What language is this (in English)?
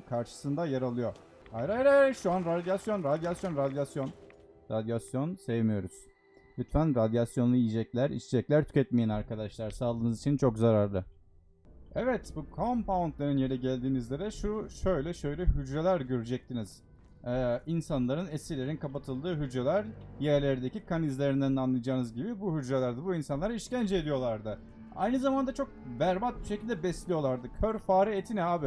Turkish